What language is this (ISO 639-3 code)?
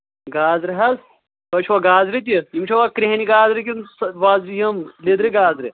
kas